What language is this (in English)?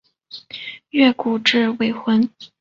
Chinese